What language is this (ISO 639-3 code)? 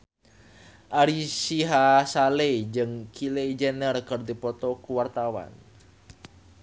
sun